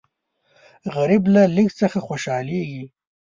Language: Pashto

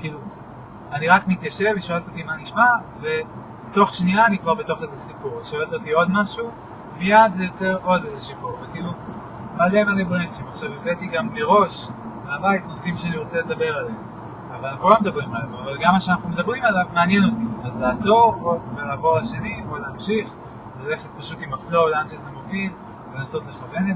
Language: Hebrew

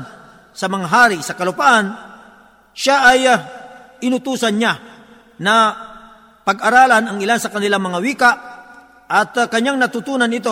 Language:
Filipino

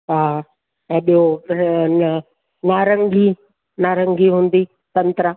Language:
Sindhi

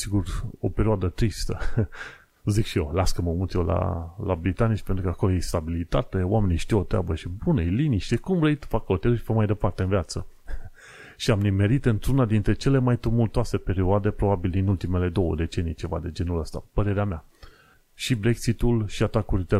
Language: Romanian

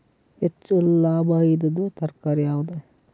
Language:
Kannada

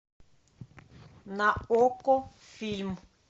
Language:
Russian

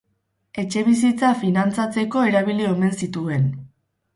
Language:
Basque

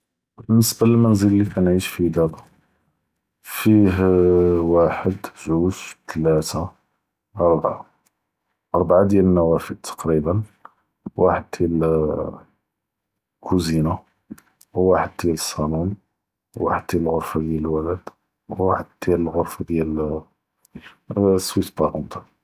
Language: Judeo-Arabic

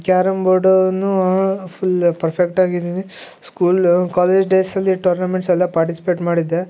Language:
Kannada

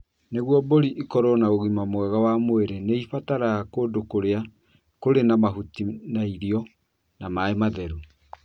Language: Kikuyu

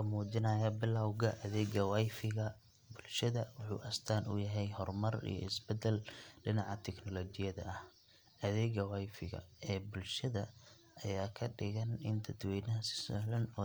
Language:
Somali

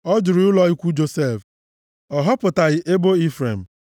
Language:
Igbo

